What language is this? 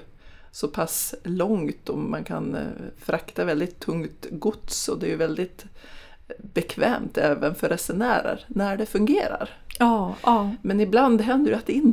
Swedish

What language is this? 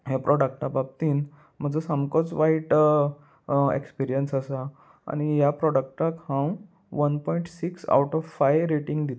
Konkani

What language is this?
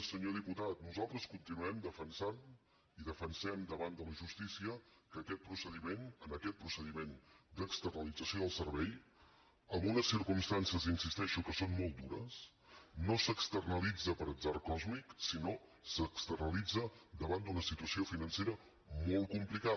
Catalan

